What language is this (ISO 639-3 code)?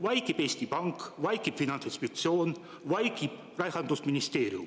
est